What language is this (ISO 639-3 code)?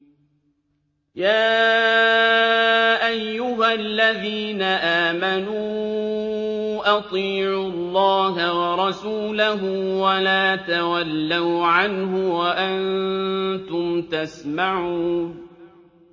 ara